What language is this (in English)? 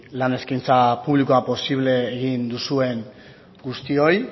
Basque